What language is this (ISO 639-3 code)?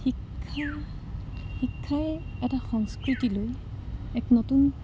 asm